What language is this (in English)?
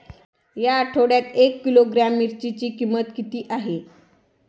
Marathi